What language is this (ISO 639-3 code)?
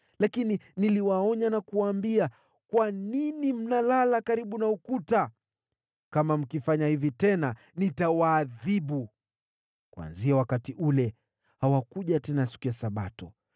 swa